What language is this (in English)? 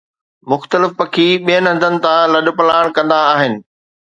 Sindhi